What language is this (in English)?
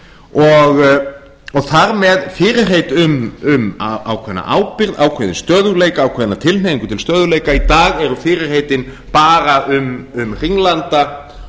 Icelandic